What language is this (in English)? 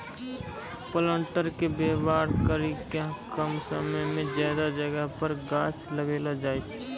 Maithili